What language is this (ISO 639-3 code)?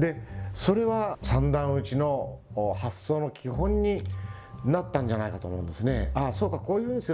jpn